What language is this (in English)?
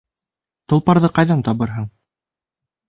Bashkir